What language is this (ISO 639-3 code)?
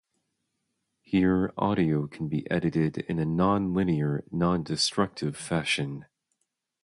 eng